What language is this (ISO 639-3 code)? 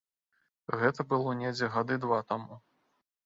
bel